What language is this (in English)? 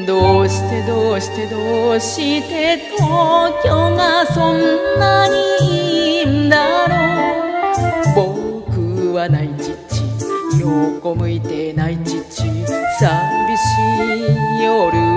Japanese